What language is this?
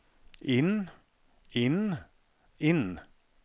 Norwegian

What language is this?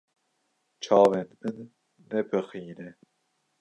Kurdish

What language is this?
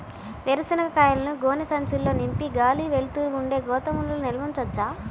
Telugu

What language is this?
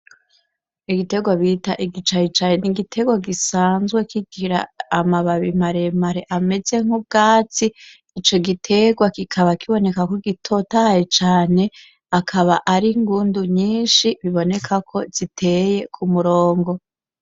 Rundi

